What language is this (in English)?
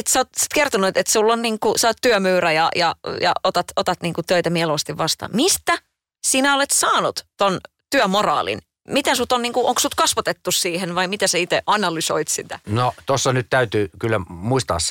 Finnish